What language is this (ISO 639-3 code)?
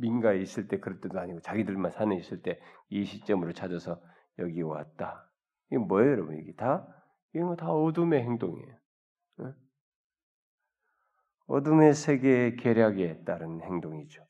kor